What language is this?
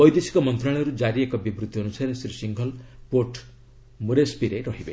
Odia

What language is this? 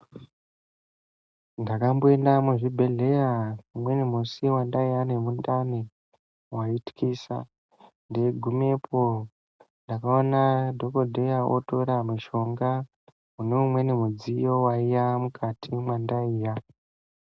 Ndau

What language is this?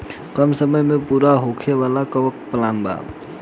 Bhojpuri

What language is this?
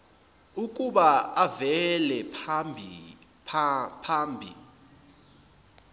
Zulu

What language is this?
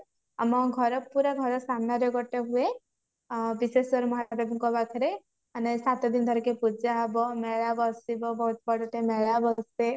Odia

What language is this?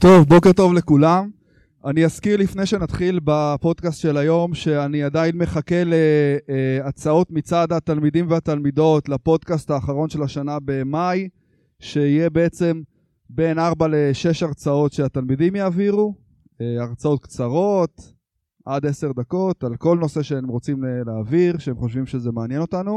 Hebrew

